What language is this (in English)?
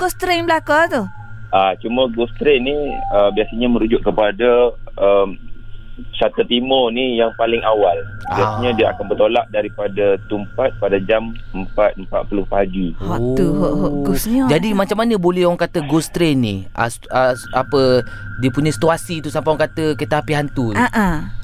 Malay